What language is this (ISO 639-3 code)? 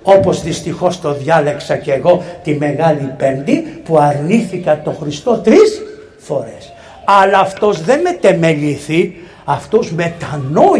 ell